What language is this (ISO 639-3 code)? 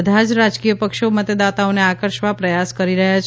guj